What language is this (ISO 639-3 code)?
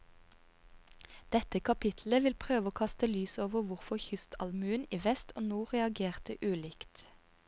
nor